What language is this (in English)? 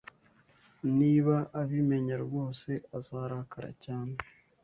Kinyarwanda